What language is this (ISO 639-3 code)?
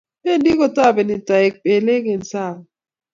kln